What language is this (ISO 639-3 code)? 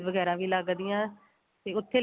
pan